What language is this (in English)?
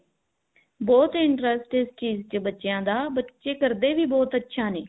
Punjabi